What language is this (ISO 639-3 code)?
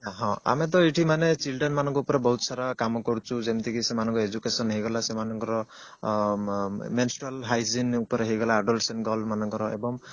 ori